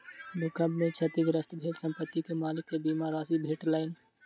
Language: Maithili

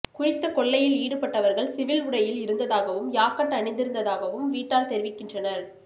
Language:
Tamil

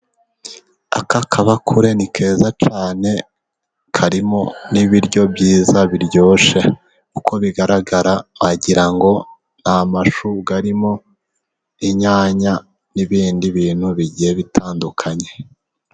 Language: Kinyarwanda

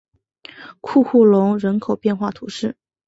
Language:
Chinese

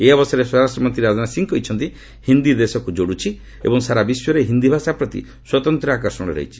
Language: Odia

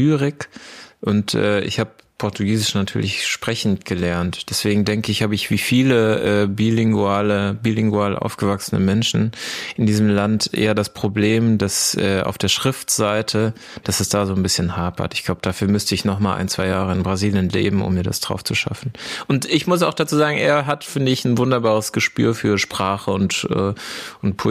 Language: German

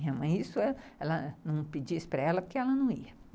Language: Portuguese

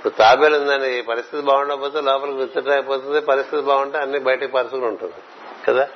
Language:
Telugu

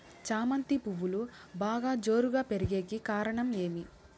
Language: Telugu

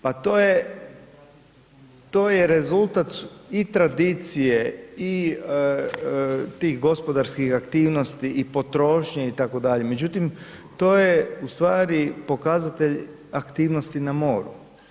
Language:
Croatian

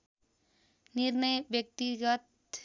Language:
Nepali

